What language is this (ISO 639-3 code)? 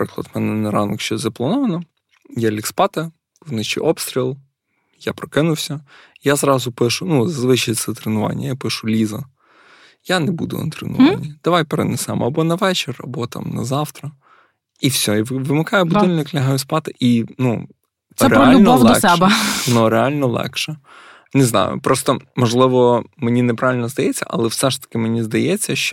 ukr